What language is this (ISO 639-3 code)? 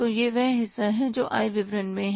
hin